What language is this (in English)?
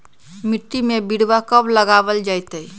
Magahi